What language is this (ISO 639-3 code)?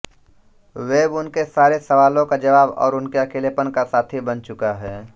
hin